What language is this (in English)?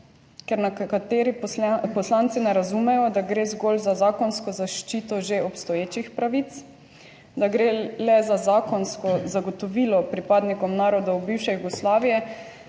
Slovenian